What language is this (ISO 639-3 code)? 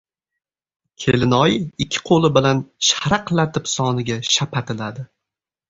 uzb